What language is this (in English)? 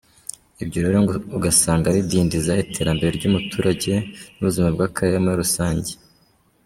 Kinyarwanda